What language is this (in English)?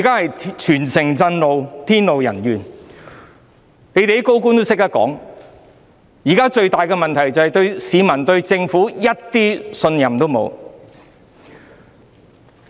Cantonese